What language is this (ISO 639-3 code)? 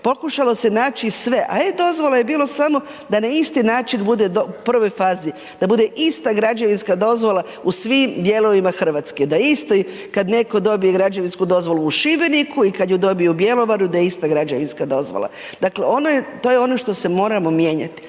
hrv